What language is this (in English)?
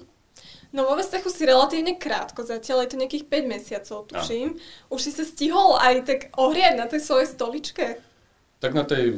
Slovak